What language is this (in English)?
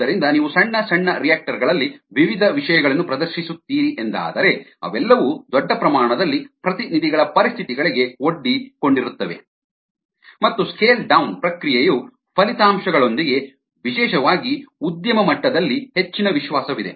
Kannada